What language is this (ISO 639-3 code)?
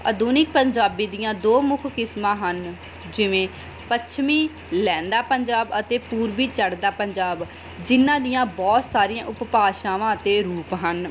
pan